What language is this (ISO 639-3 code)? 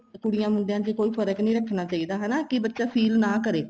pan